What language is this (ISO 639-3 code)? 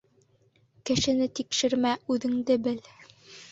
bak